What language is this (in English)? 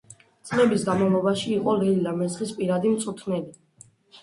Georgian